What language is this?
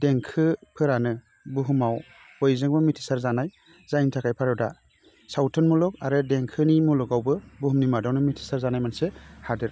Bodo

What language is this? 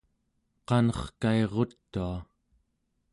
Central Yupik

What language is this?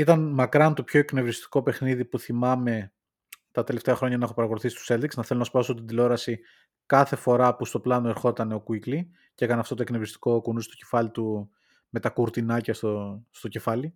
Greek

